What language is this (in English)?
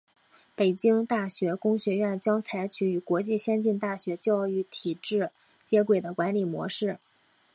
Chinese